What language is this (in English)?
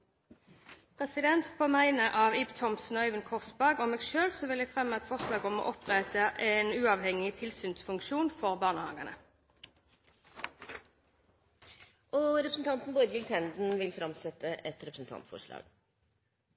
Norwegian